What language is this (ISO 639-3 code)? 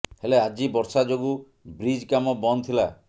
ori